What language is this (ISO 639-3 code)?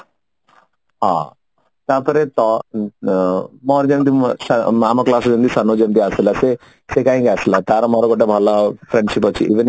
ori